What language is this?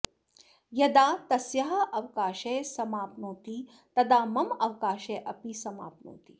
Sanskrit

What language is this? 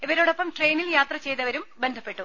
Malayalam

